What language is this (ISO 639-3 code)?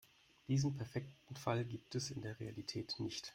deu